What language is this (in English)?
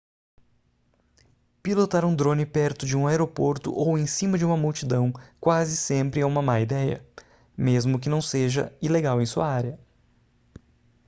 Portuguese